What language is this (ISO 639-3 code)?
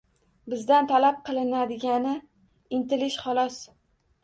uzb